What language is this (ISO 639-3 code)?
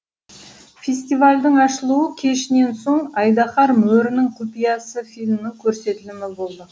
kaz